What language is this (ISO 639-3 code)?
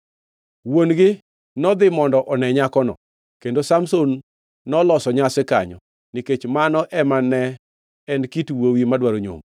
luo